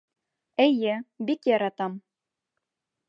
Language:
Bashkir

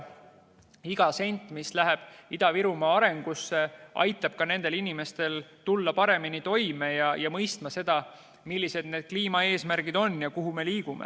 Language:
Estonian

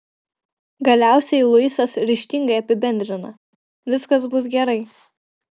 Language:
Lithuanian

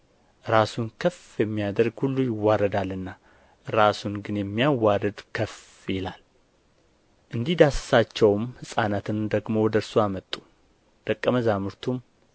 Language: Amharic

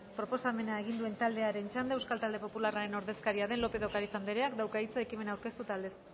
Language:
Basque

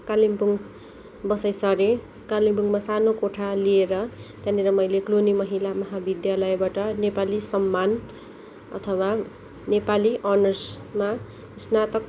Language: Nepali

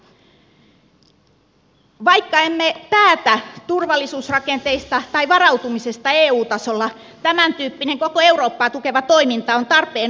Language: Finnish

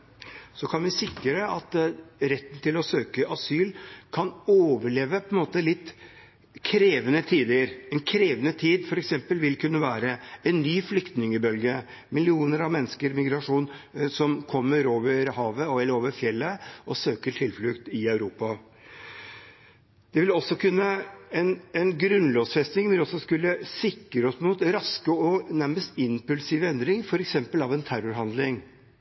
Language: Norwegian Bokmål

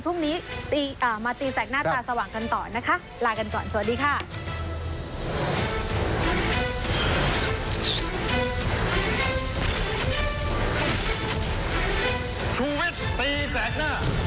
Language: Thai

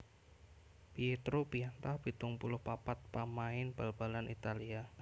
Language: Javanese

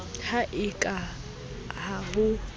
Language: Southern Sotho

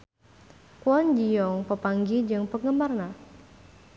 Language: Sundanese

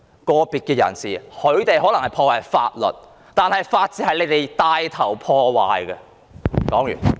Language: Cantonese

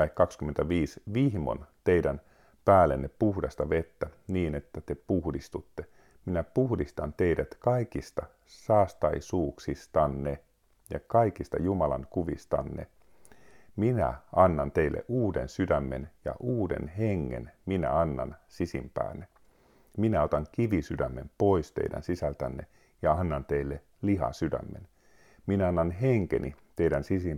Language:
Finnish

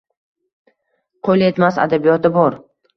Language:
Uzbek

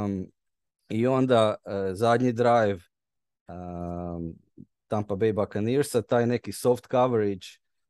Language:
Croatian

